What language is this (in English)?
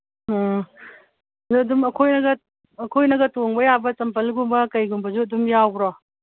Manipuri